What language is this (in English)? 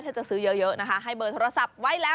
Thai